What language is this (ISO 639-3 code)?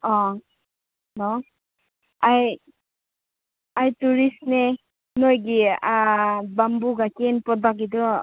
mni